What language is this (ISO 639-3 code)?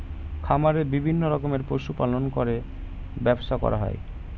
ben